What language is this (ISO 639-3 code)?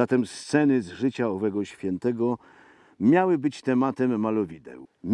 pol